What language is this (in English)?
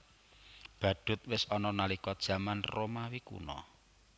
Javanese